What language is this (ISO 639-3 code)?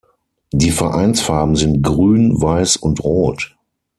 deu